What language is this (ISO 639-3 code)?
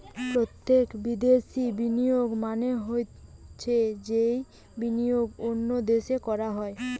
ben